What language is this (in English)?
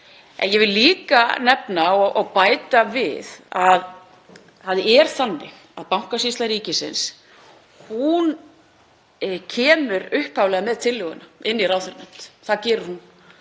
Icelandic